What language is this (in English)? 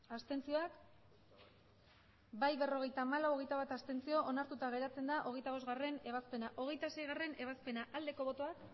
Basque